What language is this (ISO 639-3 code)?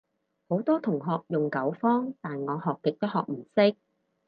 yue